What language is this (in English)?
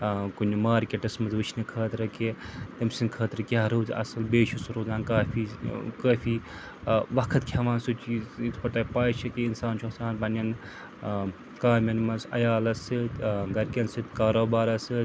Kashmiri